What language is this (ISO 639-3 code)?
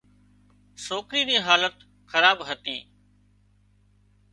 kxp